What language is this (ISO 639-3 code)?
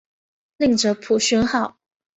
zho